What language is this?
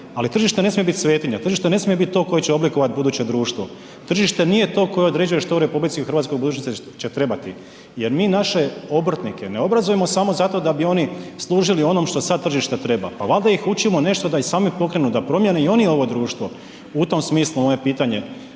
Croatian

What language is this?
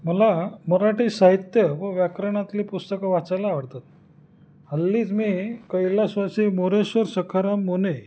Marathi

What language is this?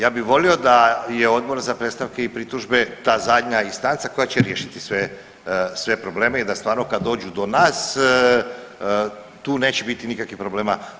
Croatian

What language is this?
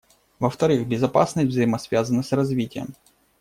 Russian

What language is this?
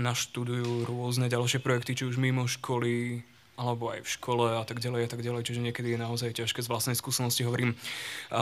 Slovak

